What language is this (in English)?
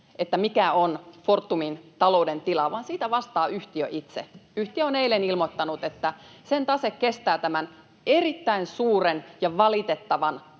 Finnish